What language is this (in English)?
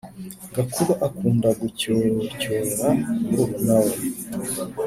Kinyarwanda